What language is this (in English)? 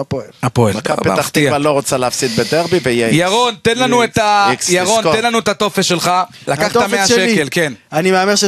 Hebrew